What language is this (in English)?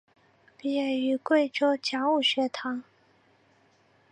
Chinese